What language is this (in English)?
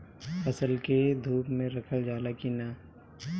Bhojpuri